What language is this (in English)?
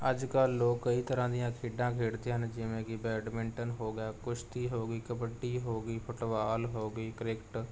Punjabi